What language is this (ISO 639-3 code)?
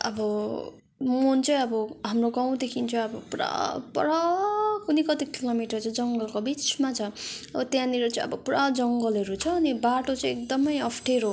nep